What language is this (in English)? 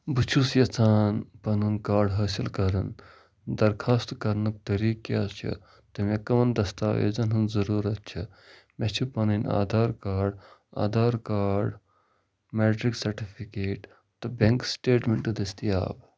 Kashmiri